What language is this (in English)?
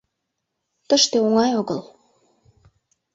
Mari